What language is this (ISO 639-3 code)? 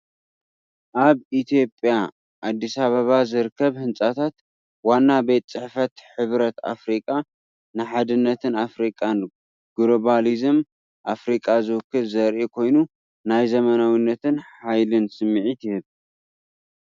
tir